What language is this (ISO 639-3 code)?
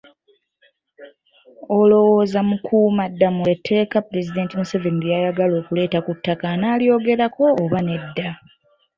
lug